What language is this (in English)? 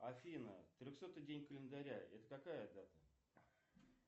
Russian